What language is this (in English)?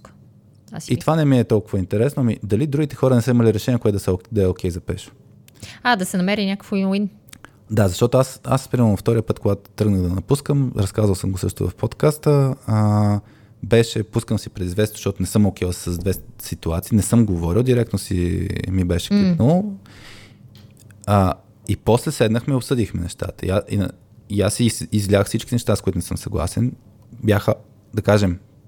Bulgarian